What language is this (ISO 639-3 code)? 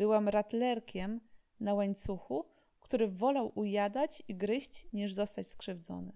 pol